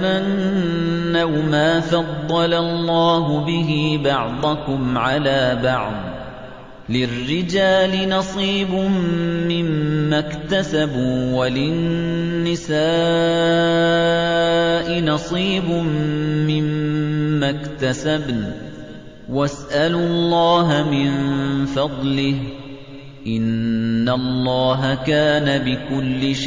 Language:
Arabic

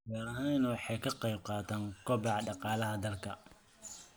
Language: Somali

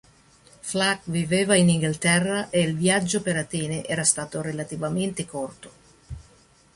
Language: Italian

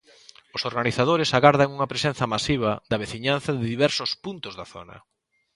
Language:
Galician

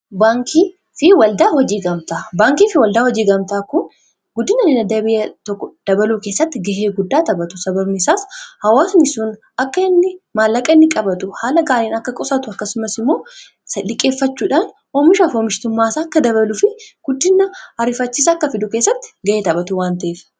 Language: Oromo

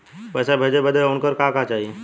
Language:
Bhojpuri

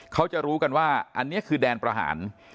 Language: Thai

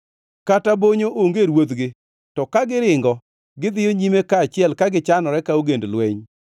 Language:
Luo (Kenya and Tanzania)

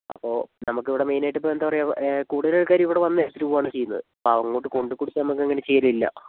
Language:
Malayalam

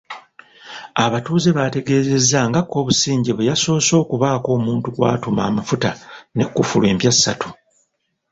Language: Ganda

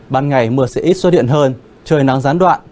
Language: Vietnamese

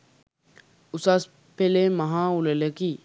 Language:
Sinhala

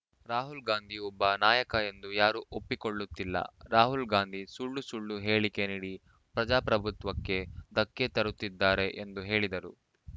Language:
Kannada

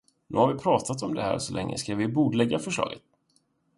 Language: Swedish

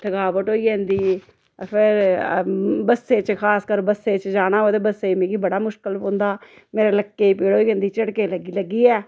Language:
Dogri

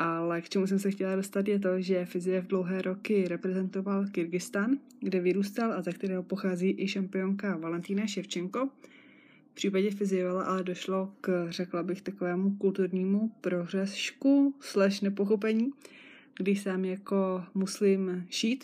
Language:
Czech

